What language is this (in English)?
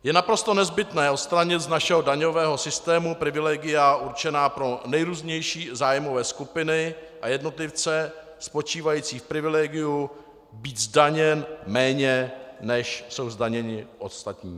Czech